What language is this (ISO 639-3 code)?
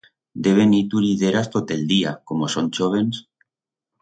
arg